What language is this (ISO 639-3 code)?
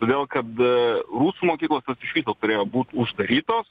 lit